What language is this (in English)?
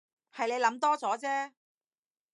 Cantonese